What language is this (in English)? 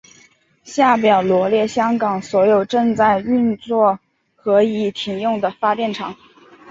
Chinese